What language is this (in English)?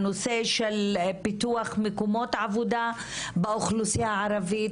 Hebrew